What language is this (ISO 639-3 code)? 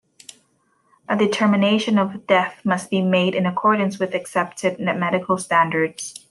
eng